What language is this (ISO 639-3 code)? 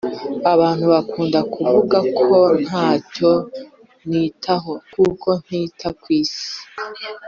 kin